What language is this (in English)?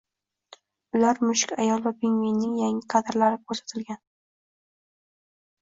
Uzbek